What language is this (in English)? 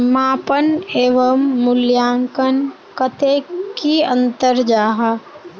Magahi